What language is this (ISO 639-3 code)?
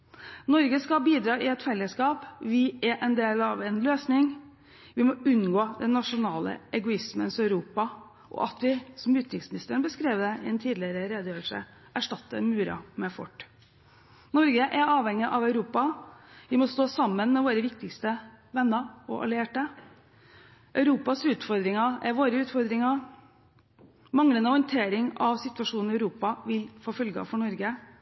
nob